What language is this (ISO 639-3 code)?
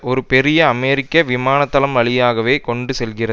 tam